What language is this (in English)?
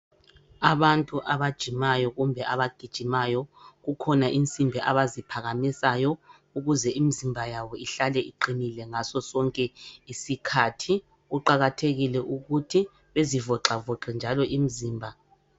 North Ndebele